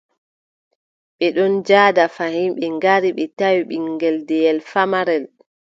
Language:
Adamawa Fulfulde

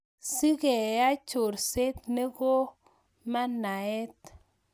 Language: Kalenjin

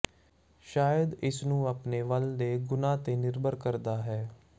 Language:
Punjabi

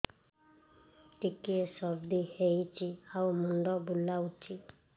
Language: Odia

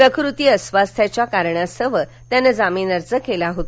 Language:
Marathi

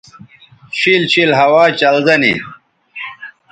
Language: Bateri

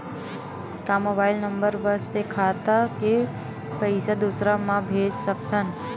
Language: Chhattisgarhi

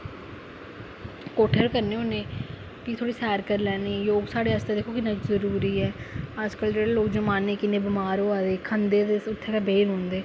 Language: Dogri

